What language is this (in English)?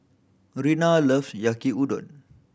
English